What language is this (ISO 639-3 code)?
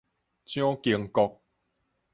nan